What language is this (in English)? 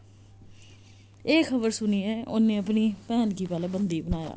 Dogri